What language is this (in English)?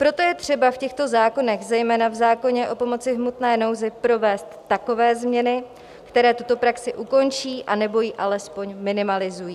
Czech